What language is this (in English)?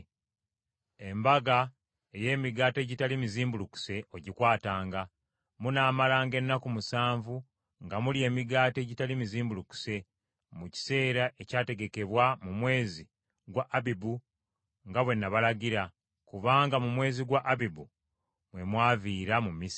Ganda